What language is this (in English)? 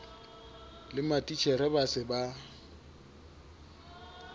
Southern Sotho